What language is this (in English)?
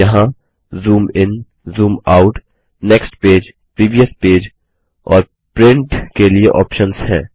Hindi